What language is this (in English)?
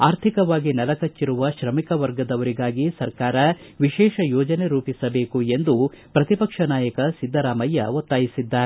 Kannada